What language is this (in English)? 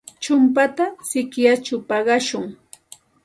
Santa Ana de Tusi Pasco Quechua